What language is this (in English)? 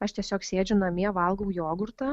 Lithuanian